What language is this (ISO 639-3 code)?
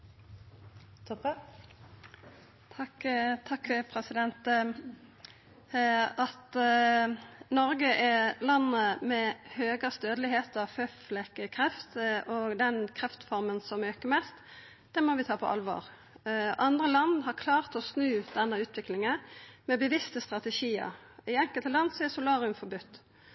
nno